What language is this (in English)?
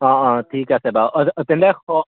Assamese